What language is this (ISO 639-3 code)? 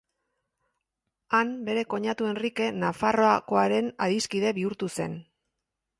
eus